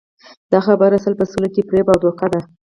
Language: Pashto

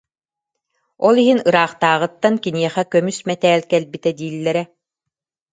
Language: Yakut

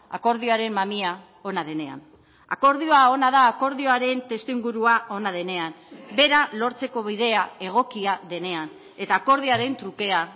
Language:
Basque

